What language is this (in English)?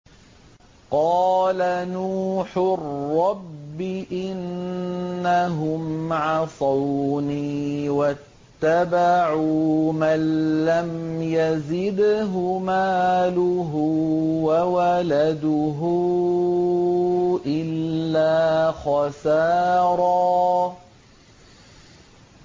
Arabic